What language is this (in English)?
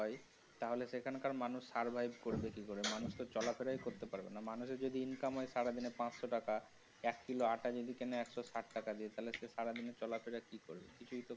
Bangla